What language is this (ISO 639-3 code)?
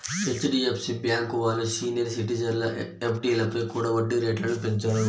tel